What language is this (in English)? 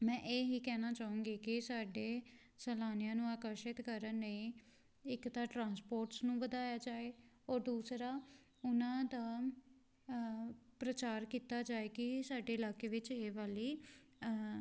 Punjabi